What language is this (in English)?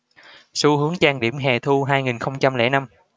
Vietnamese